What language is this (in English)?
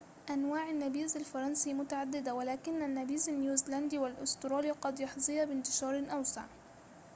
Arabic